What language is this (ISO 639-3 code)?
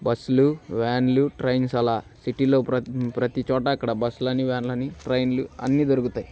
tel